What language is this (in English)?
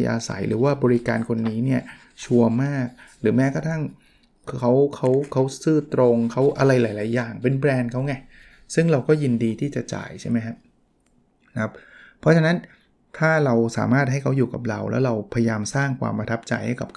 Thai